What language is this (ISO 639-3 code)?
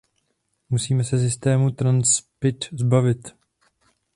ces